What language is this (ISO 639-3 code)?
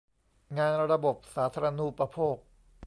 tha